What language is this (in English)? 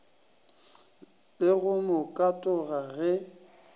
Northern Sotho